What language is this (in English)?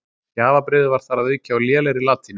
Icelandic